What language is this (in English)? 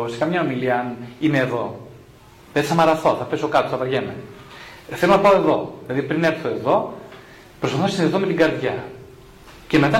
Greek